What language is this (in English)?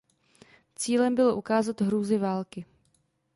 Czech